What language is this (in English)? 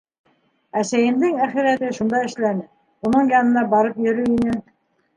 Bashkir